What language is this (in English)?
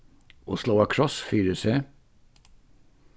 Faroese